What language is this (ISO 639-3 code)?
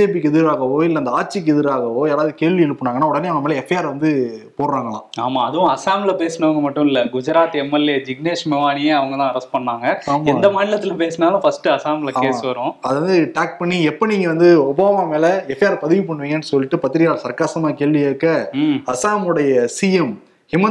tam